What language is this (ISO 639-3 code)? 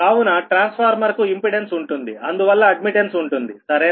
tel